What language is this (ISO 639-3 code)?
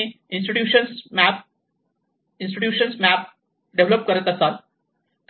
mar